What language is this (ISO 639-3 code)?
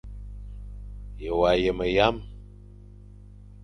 fan